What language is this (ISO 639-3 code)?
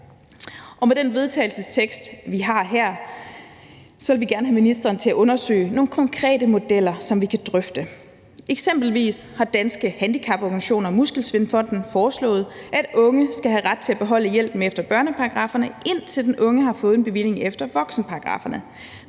dan